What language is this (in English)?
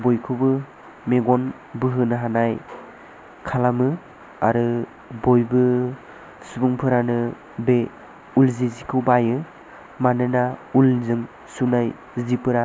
Bodo